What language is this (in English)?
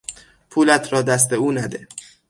Persian